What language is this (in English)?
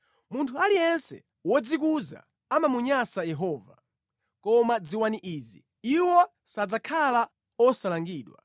Nyanja